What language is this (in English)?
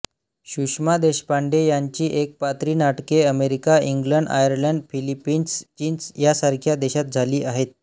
Marathi